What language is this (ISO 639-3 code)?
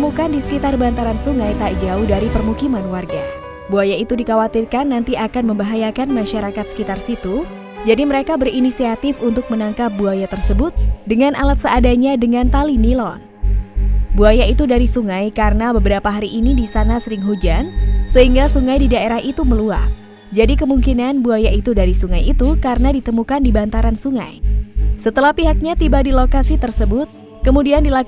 ind